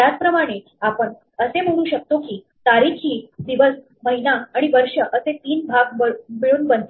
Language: Marathi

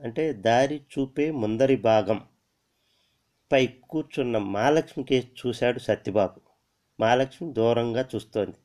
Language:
Telugu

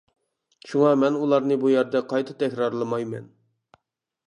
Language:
Uyghur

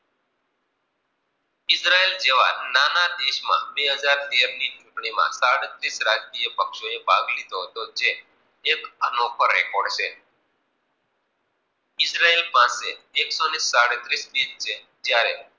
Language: Gujarati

